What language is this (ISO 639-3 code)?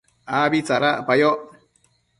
mcf